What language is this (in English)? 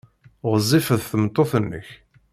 Kabyle